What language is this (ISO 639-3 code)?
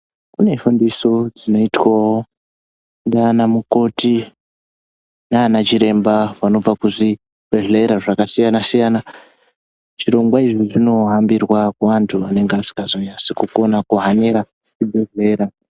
ndc